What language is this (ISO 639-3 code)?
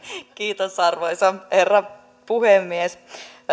fin